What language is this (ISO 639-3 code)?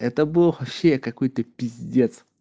rus